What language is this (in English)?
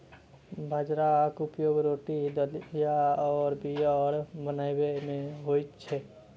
Maithili